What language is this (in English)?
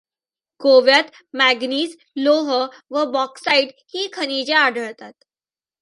Marathi